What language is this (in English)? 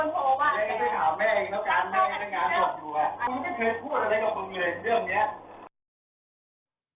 Thai